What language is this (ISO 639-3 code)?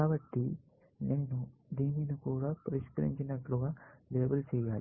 tel